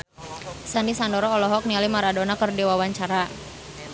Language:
Sundanese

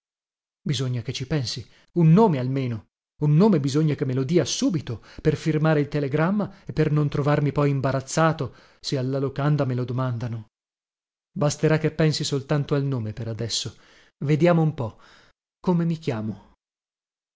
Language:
Italian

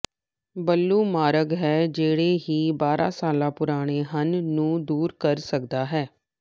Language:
Punjabi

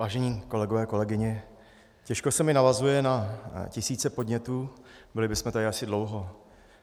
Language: Czech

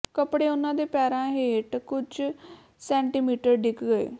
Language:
Punjabi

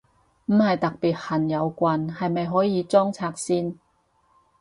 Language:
Cantonese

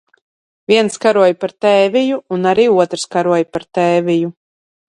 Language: Latvian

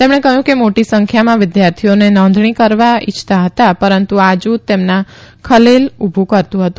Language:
Gujarati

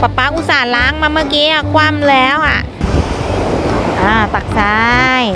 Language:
Thai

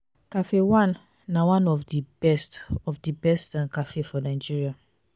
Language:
Nigerian Pidgin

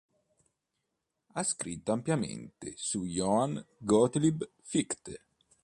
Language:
Italian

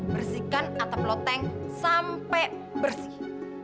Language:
Indonesian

